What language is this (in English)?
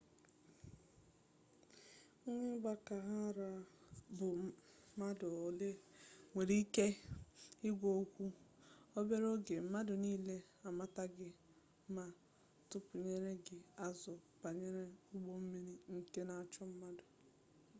Igbo